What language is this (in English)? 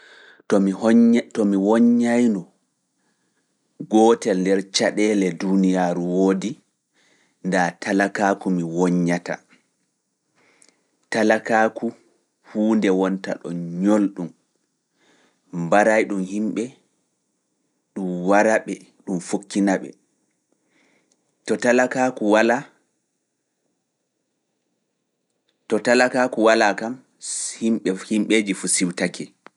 Fula